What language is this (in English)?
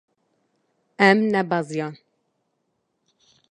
Kurdish